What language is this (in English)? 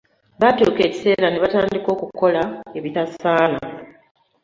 Ganda